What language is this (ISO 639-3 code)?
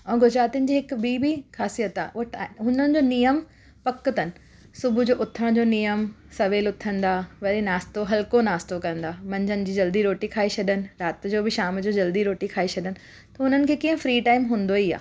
snd